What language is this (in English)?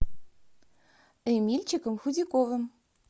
Russian